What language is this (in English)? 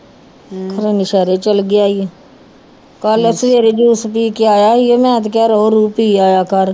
Punjabi